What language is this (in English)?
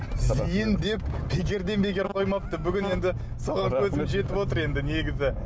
Kazakh